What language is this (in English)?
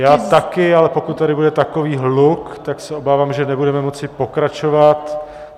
Czech